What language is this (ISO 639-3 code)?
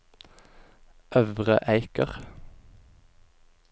nor